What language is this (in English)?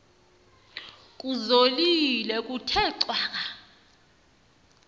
Xhosa